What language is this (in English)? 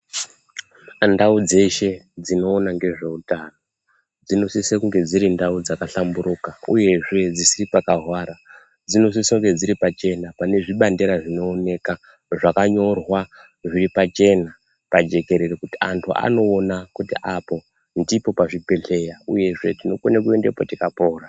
Ndau